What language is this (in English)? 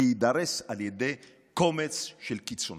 Hebrew